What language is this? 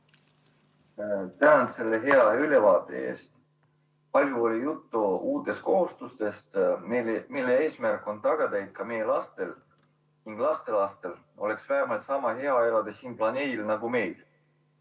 Estonian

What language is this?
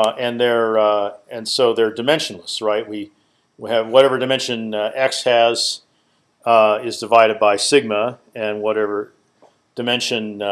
English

